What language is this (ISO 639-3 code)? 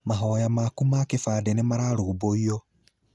kik